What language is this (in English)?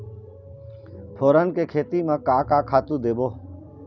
Chhattisgarhi